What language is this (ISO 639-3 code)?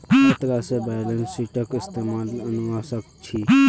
mag